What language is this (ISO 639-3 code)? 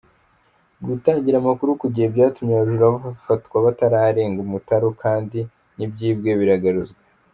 kin